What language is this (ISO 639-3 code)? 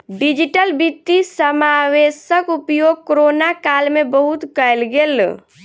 mai